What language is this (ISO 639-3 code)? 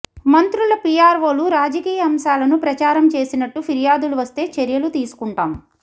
tel